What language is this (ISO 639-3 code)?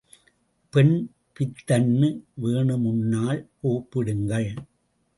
tam